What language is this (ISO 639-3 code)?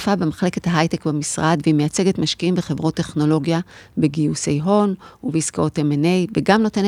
heb